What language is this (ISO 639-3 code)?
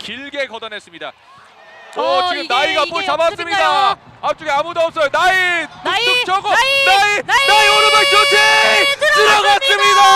kor